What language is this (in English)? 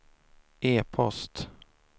Swedish